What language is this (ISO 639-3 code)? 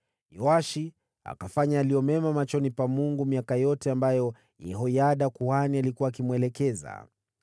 swa